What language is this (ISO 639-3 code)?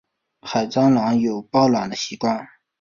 zho